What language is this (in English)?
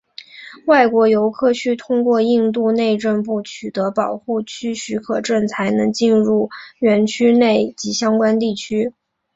Chinese